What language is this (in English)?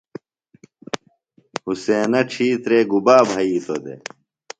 Phalura